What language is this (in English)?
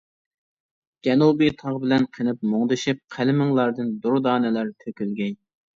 Uyghur